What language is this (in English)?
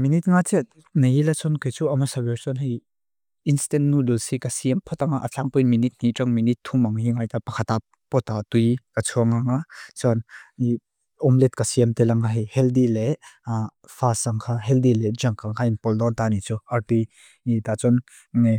Mizo